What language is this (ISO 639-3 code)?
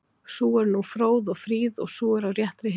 isl